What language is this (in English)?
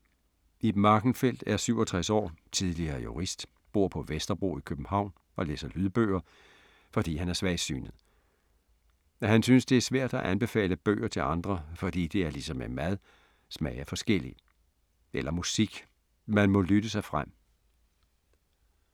Danish